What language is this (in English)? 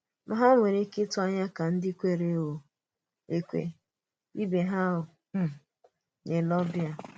Igbo